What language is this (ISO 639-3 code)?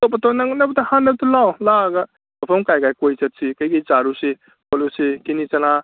mni